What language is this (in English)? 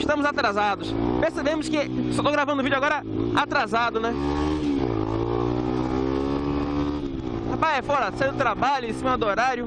Portuguese